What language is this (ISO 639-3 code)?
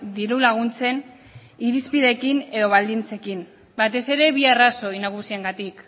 eus